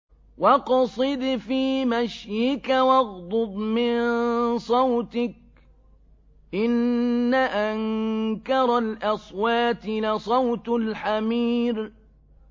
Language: Arabic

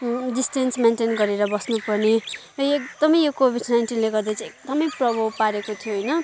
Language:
Nepali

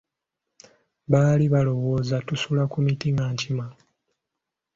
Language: Ganda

